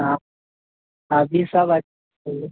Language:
Maithili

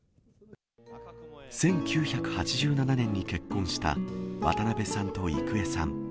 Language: Japanese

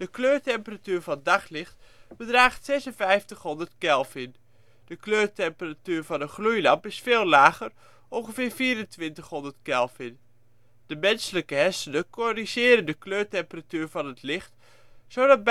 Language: Dutch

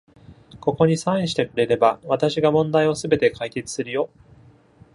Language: Japanese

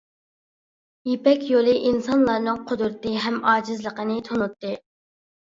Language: Uyghur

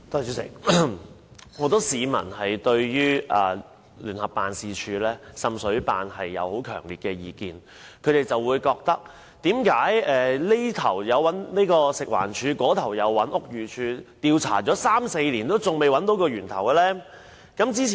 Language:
Cantonese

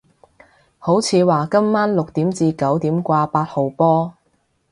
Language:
Cantonese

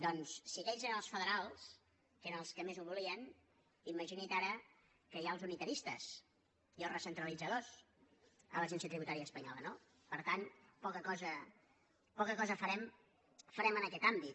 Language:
Catalan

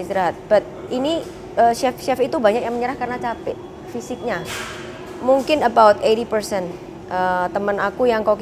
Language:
Indonesian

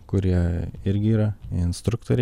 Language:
Lithuanian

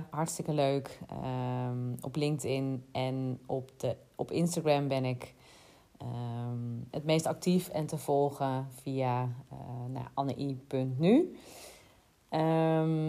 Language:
Dutch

